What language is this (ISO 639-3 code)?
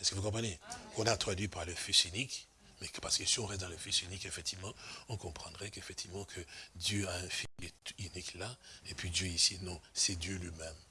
fra